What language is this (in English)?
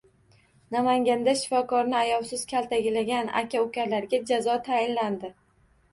Uzbek